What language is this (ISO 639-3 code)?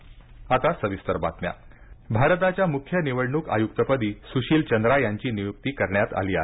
mar